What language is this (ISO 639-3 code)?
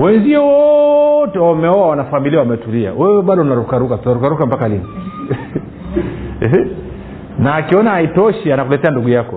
swa